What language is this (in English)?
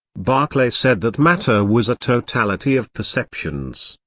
English